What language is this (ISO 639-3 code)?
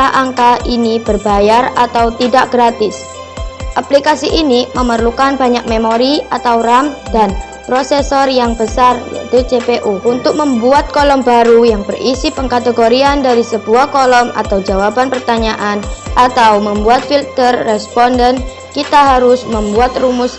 ind